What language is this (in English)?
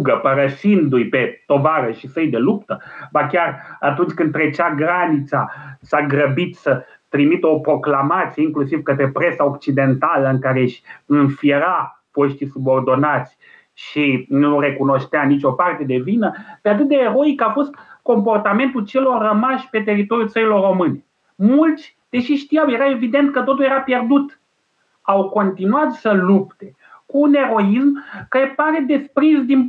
Romanian